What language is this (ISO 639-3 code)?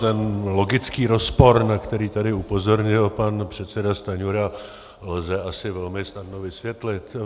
ces